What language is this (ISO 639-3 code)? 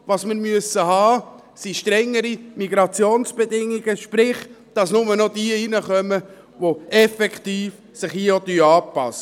gsw